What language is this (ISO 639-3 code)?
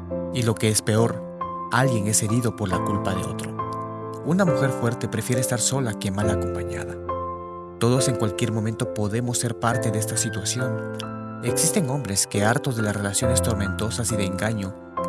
spa